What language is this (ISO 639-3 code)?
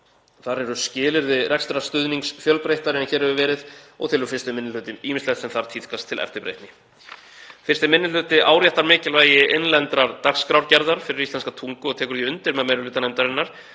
isl